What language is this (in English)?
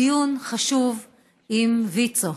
Hebrew